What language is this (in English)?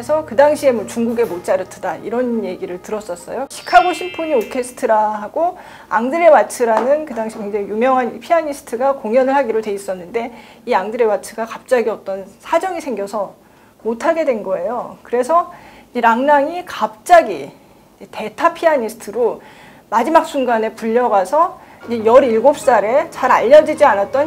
Korean